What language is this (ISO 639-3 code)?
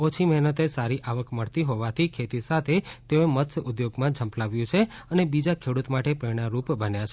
guj